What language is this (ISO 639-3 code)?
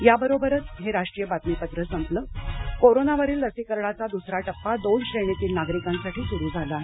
mar